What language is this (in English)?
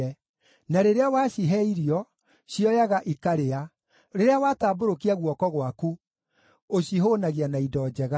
Kikuyu